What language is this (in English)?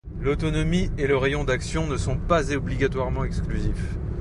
French